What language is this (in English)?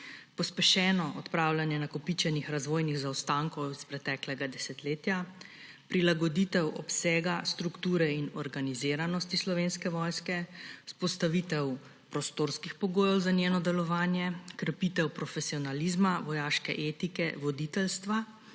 Slovenian